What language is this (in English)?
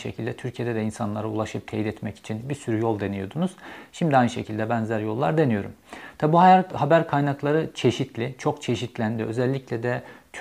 Turkish